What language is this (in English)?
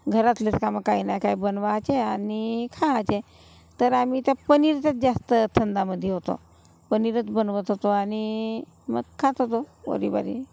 Marathi